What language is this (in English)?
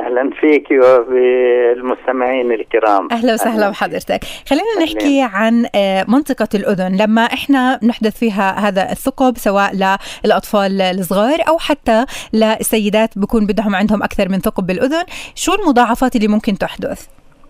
Arabic